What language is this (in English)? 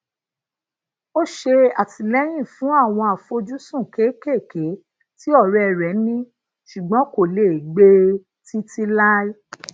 Yoruba